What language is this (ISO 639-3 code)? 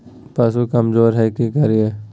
mag